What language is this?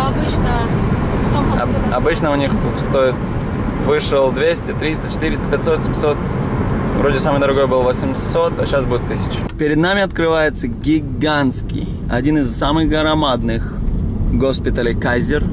Russian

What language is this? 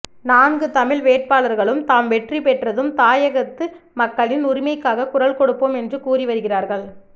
Tamil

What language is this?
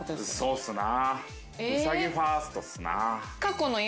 Japanese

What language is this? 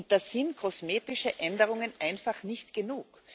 German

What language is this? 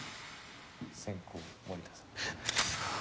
Japanese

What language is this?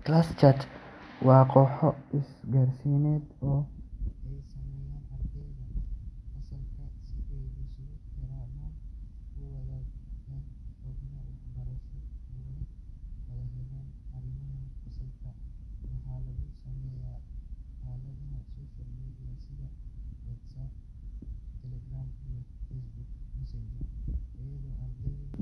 Somali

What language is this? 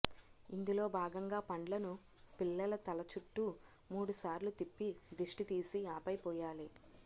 Telugu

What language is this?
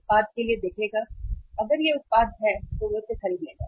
Hindi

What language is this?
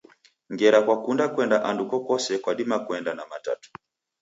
Taita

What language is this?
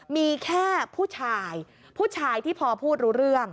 Thai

